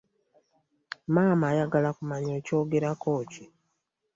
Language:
Ganda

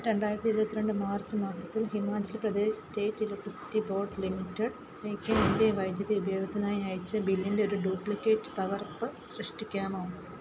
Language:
Malayalam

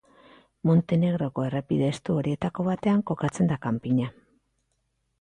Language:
Basque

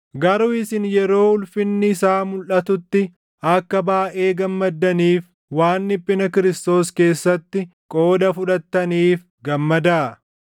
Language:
Oromo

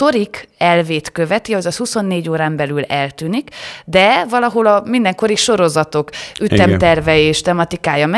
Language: Hungarian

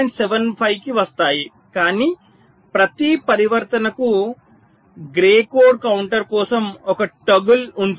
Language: Telugu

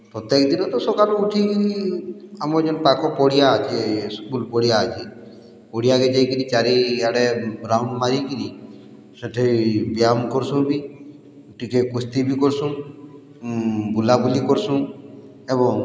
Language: Odia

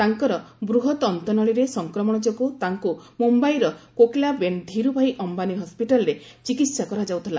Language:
Odia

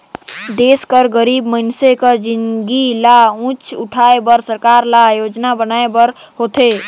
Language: Chhattisgarhi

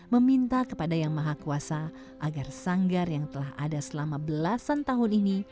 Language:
Indonesian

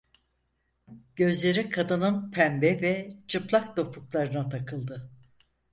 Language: Turkish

